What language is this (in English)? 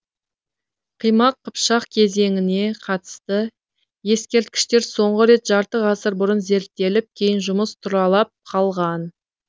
Kazakh